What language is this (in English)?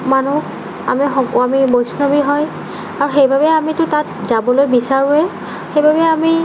Assamese